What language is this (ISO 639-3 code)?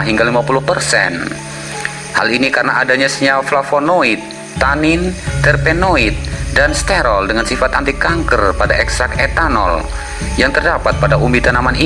ind